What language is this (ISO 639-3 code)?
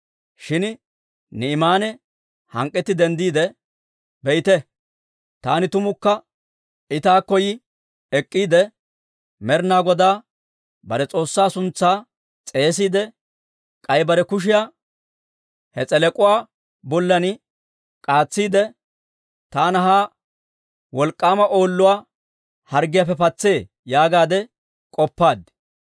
dwr